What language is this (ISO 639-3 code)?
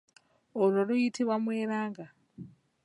lug